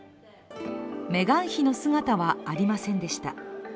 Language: Japanese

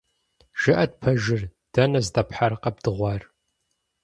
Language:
Kabardian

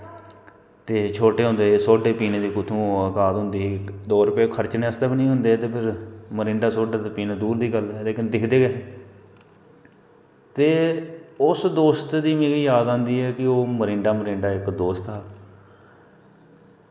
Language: Dogri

